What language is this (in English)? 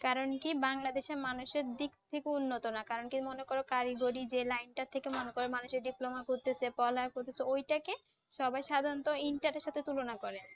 Bangla